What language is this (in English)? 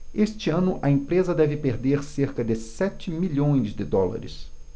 Portuguese